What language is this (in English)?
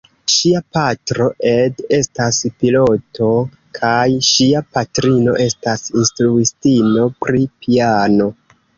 Esperanto